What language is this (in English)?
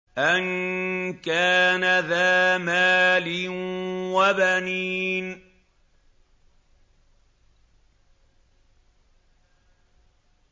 Arabic